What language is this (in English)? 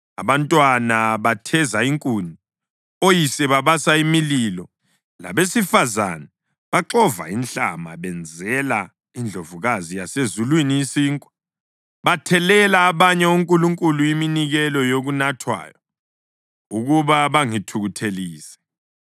North Ndebele